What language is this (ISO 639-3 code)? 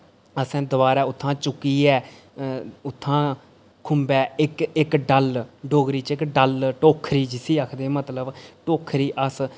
doi